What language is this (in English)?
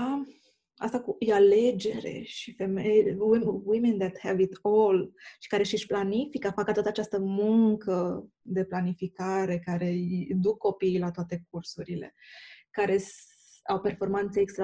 Romanian